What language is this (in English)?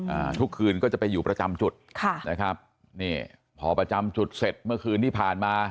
Thai